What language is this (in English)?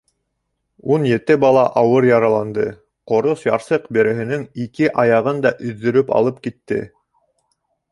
Bashkir